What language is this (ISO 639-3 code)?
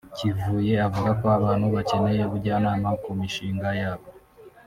kin